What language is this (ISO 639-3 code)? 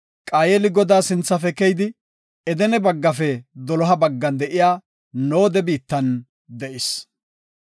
gof